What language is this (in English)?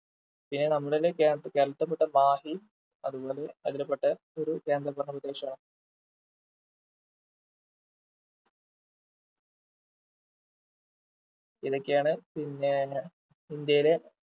Malayalam